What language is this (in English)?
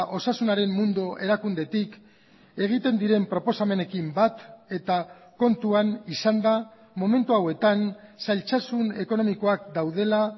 Basque